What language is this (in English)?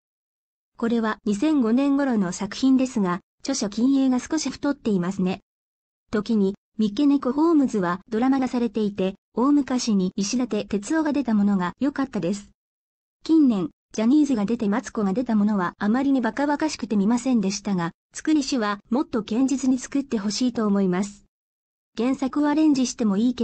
Japanese